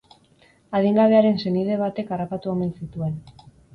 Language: Basque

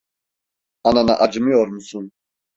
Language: Turkish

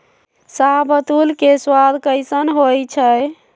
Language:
Magahi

